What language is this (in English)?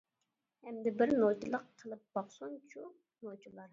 Uyghur